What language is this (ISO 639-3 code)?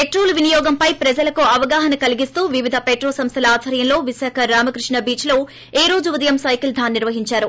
tel